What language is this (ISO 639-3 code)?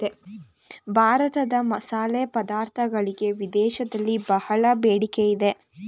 kan